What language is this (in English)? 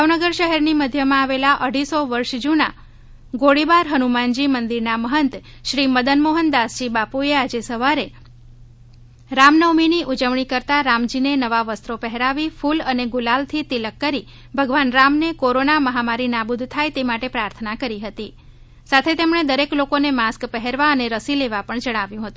Gujarati